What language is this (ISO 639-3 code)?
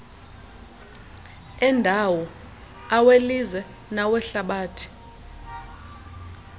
xho